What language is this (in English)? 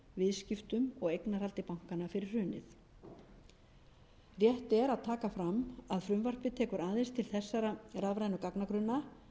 Icelandic